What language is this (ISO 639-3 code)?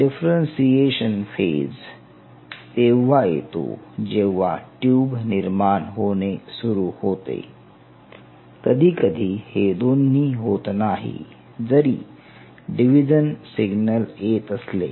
mar